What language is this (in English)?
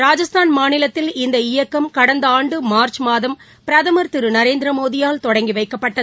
Tamil